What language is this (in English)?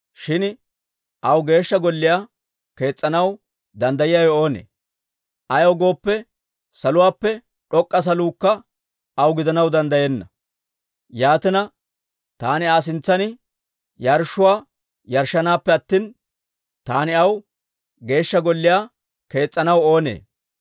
Dawro